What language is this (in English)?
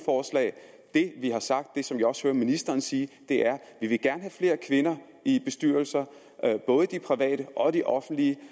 Danish